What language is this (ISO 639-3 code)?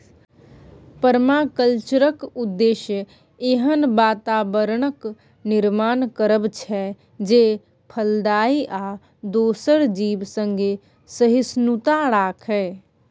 mai